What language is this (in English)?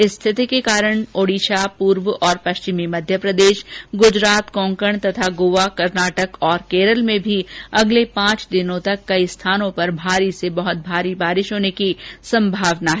Hindi